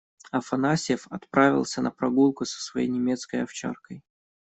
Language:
Russian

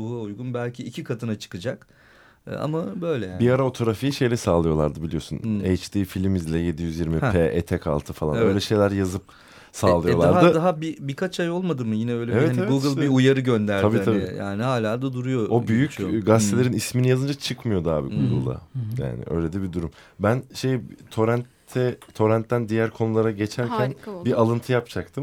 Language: Turkish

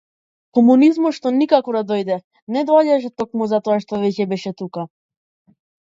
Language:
Macedonian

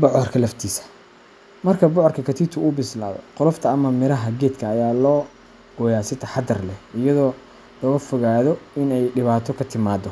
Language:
Somali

